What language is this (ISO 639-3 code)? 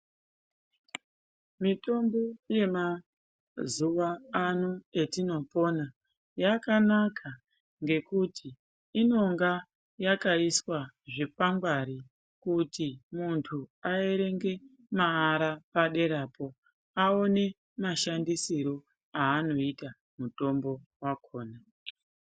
ndc